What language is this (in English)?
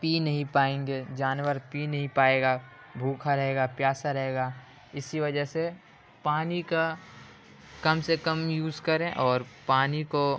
Urdu